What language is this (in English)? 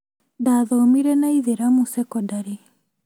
Kikuyu